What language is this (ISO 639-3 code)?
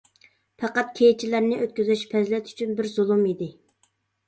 uig